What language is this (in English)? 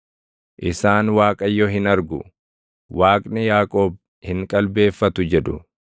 Oromo